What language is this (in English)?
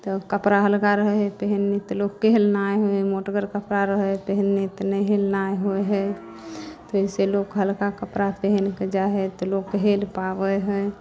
Maithili